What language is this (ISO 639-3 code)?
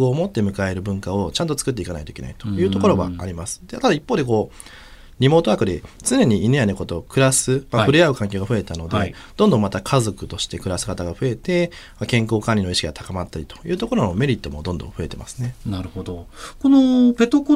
jpn